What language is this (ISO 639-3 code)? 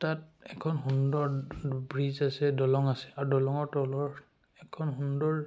asm